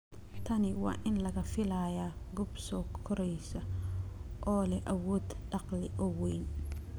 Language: Somali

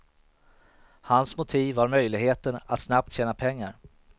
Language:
Swedish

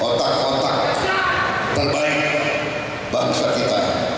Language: Indonesian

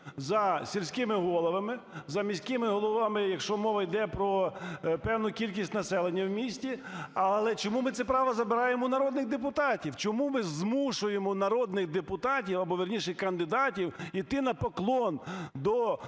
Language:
Ukrainian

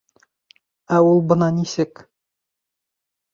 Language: Bashkir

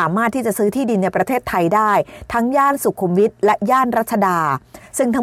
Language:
Thai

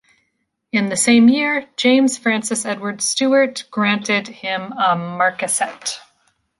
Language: English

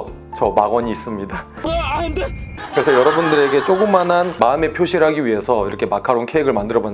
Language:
Korean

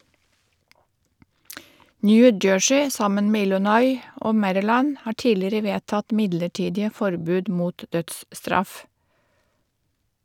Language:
Norwegian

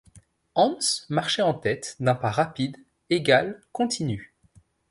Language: French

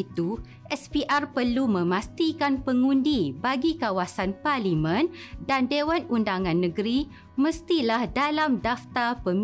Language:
Malay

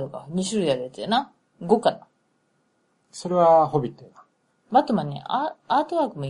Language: Japanese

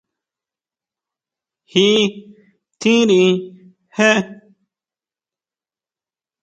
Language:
Huautla Mazatec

